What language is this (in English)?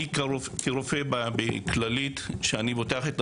Hebrew